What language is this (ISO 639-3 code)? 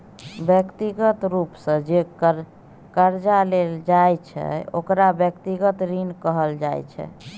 mai